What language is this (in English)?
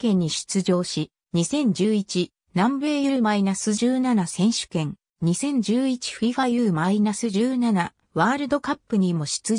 Japanese